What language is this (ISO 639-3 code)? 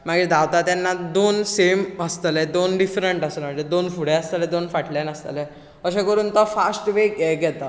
kok